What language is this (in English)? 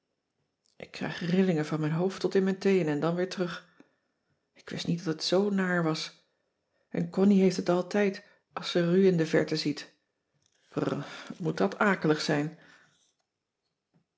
Dutch